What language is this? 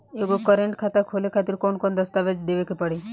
Bhojpuri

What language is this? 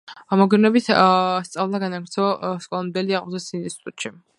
Georgian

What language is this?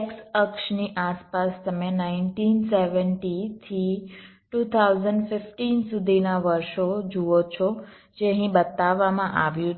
Gujarati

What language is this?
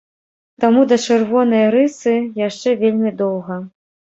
Belarusian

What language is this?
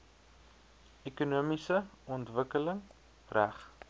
Afrikaans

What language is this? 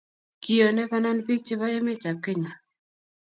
Kalenjin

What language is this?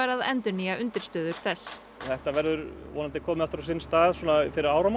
Icelandic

